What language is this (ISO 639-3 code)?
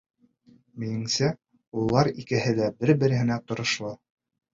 bak